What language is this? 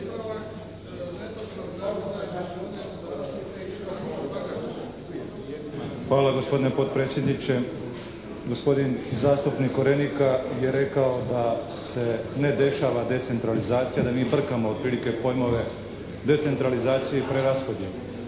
Croatian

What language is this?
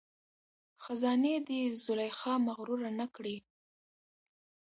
Pashto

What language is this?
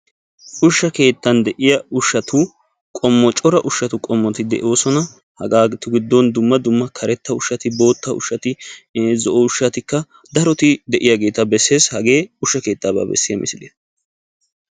Wolaytta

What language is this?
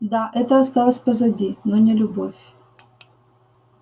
Russian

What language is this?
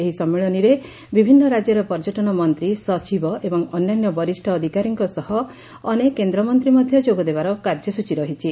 Odia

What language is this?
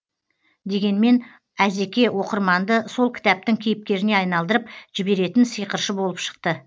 Kazakh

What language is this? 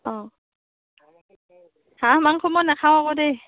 Assamese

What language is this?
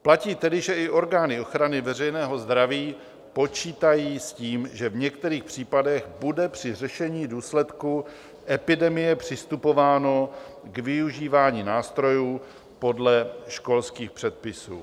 Czech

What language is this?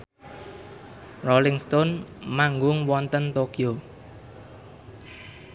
Javanese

